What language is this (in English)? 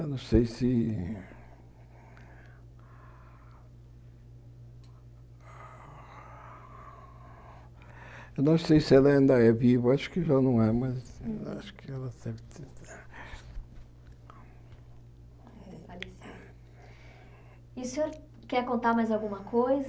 Portuguese